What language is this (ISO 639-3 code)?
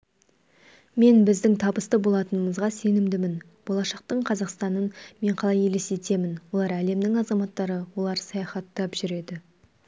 kaz